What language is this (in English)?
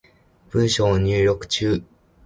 Japanese